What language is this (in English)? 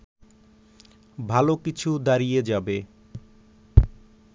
Bangla